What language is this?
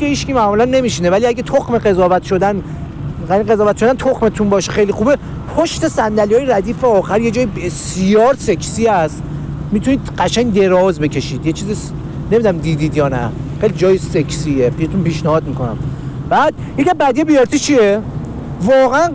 Persian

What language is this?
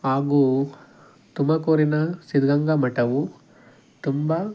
Kannada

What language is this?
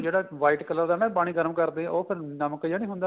Punjabi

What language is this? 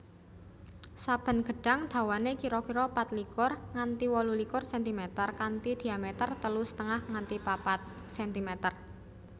Javanese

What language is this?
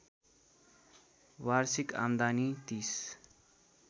Nepali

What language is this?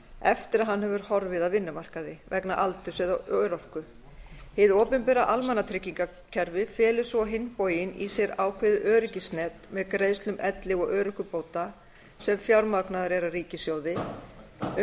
Icelandic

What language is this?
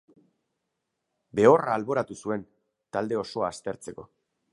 Basque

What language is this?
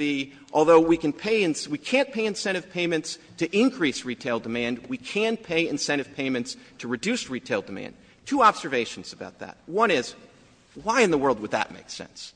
English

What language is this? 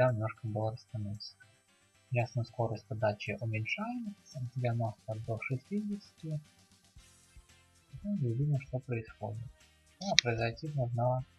Russian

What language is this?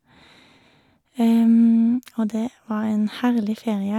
Norwegian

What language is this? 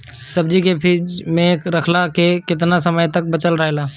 Bhojpuri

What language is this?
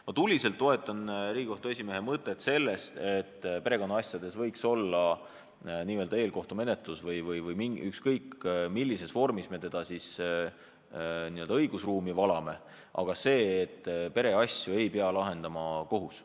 Estonian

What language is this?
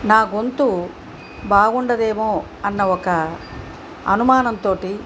Telugu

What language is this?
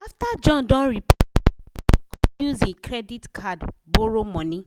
Nigerian Pidgin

